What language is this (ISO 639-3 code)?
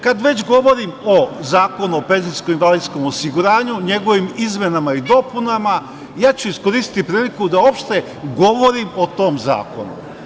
srp